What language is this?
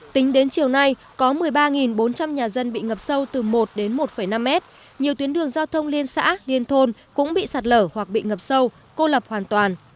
Vietnamese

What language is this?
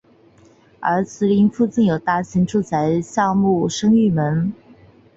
Chinese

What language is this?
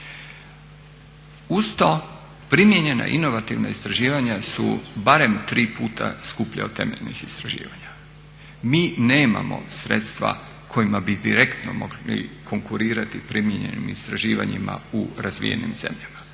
Croatian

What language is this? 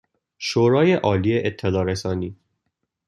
Persian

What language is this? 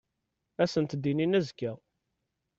Kabyle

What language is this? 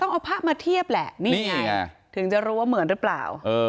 Thai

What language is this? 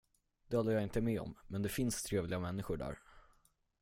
Swedish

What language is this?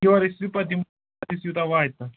Kashmiri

